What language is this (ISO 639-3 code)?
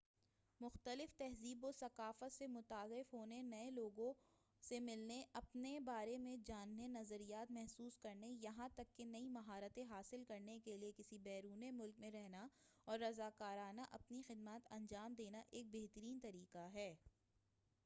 urd